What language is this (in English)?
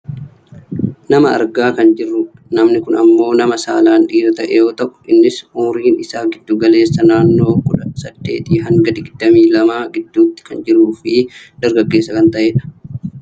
Oromo